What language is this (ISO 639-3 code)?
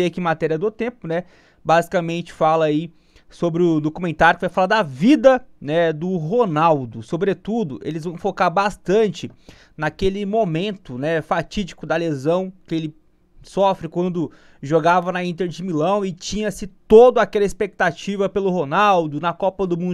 por